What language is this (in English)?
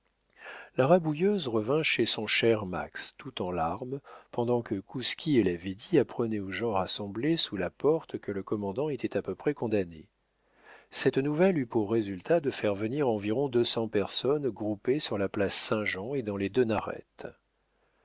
French